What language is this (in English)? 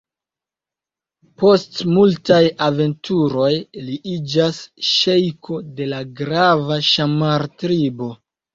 Esperanto